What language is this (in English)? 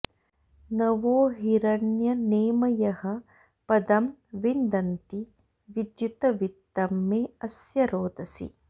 Sanskrit